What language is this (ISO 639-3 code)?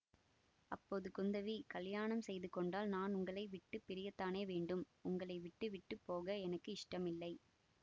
tam